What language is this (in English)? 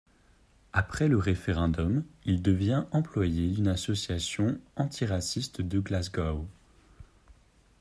French